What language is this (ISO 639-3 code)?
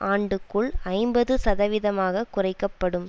tam